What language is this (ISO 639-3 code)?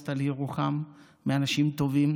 heb